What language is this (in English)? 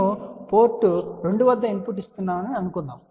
Telugu